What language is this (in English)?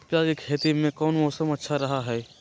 Magahi